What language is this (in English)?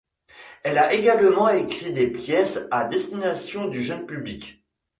French